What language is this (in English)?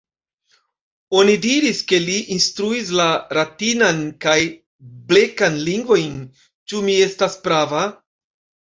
Esperanto